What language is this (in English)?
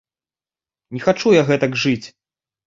Belarusian